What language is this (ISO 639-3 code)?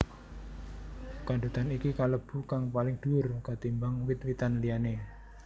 jav